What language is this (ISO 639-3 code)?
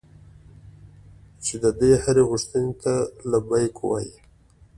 pus